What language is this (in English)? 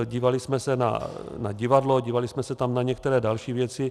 Czech